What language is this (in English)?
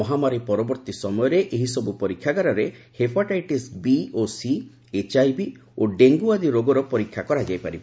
Odia